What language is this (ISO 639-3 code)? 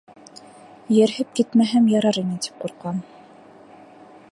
bak